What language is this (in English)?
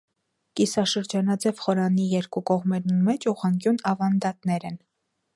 Armenian